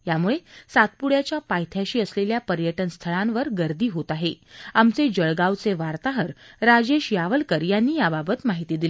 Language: Marathi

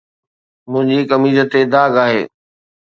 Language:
Sindhi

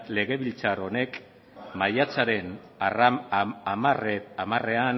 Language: Basque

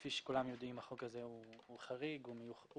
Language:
Hebrew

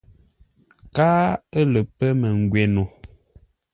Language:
Ngombale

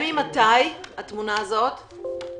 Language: Hebrew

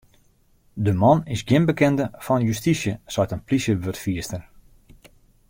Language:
Western Frisian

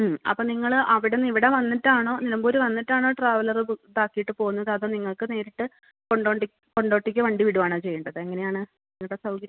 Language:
Malayalam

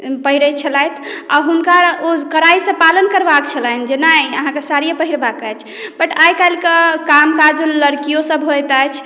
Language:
Maithili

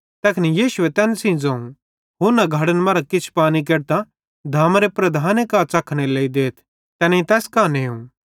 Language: Bhadrawahi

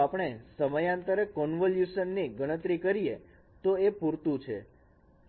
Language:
Gujarati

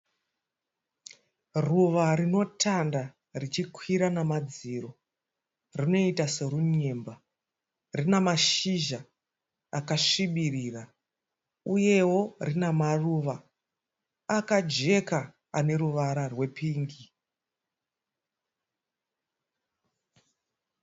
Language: Shona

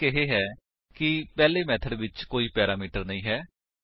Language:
Punjabi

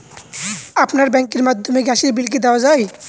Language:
Bangla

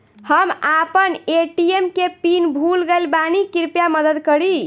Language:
Bhojpuri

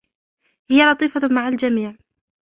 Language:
Arabic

